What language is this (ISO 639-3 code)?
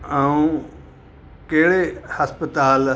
snd